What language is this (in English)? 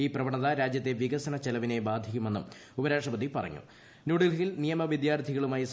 Malayalam